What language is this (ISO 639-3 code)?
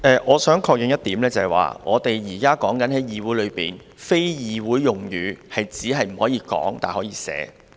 yue